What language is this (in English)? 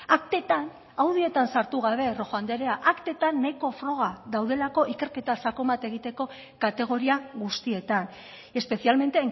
Basque